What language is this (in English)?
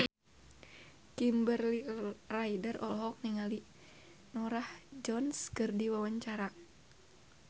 Sundanese